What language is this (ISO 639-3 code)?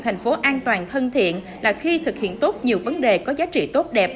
vie